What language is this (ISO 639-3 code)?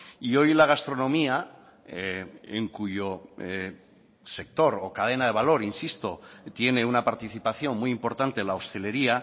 spa